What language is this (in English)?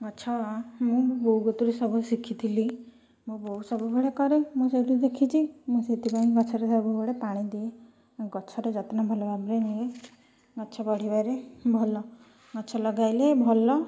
Odia